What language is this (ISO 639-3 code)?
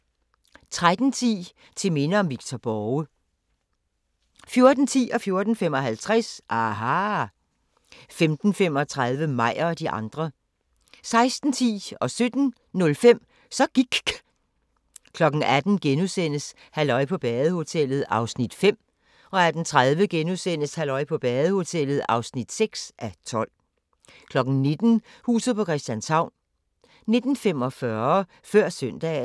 dan